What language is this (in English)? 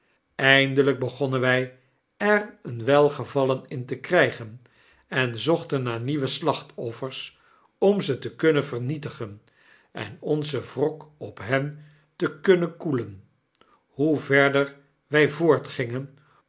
Dutch